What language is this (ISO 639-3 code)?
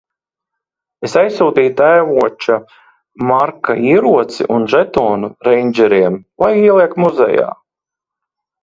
lav